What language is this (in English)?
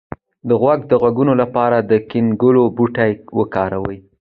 Pashto